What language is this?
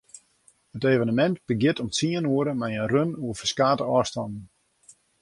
Western Frisian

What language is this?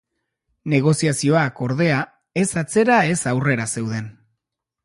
Basque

